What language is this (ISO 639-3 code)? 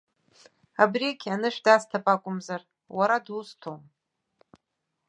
abk